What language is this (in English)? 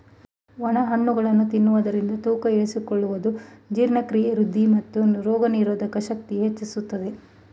Kannada